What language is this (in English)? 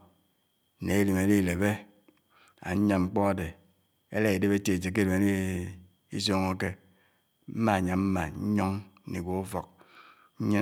Anaang